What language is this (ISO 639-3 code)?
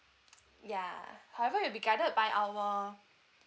eng